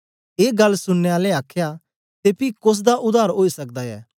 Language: Dogri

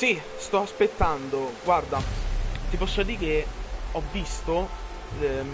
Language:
Italian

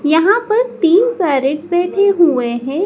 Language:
Hindi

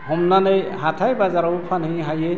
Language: Bodo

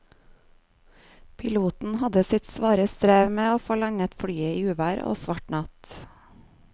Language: Norwegian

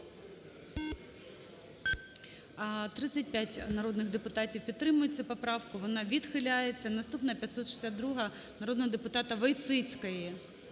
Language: Ukrainian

